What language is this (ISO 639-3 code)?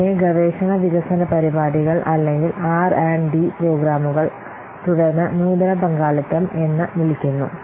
mal